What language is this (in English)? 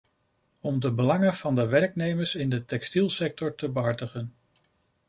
Dutch